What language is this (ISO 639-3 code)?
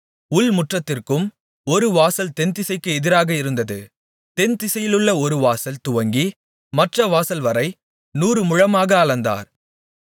tam